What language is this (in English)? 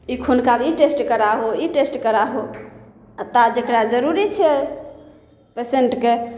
Maithili